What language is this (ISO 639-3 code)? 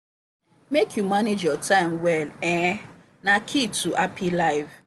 pcm